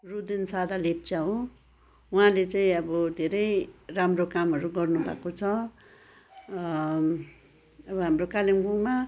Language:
Nepali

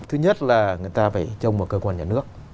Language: Vietnamese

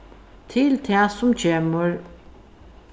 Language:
Faroese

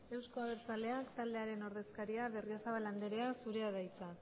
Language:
Basque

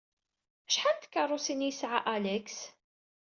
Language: Kabyle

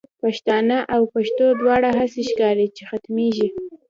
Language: Pashto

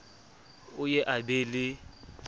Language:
Southern Sotho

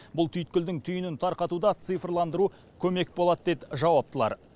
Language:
Kazakh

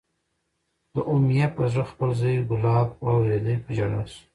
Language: Pashto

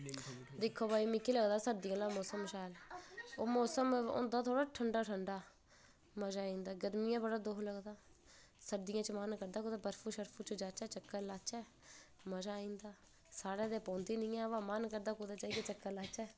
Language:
Dogri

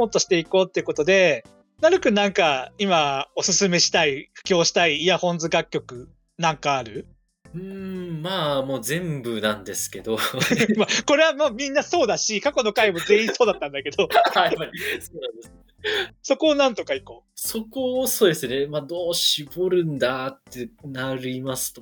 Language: Japanese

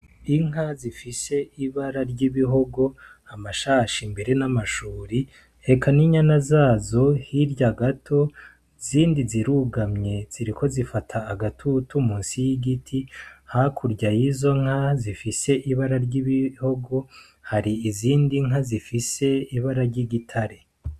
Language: Rundi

